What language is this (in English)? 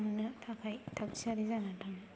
Bodo